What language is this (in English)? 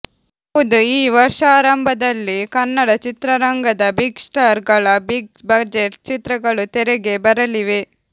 Kannada